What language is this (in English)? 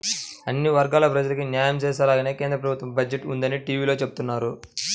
Telugu